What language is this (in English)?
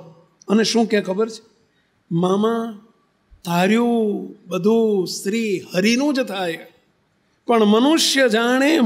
Gujarati